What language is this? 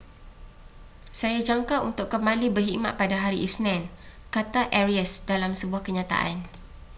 Malay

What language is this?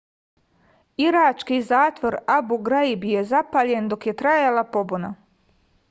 Serbian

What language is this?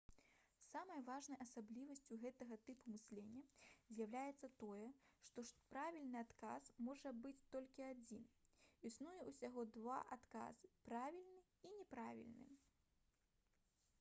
Belarusian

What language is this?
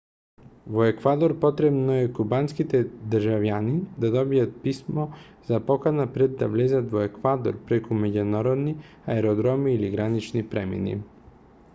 Macedonian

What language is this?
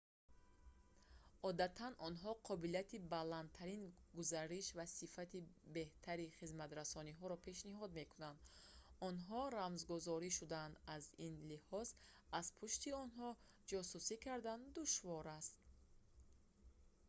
Tajik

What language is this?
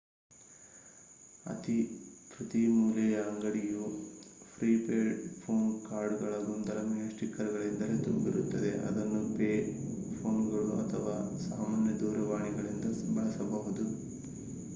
Kannada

